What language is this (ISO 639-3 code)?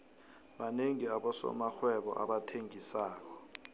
nbl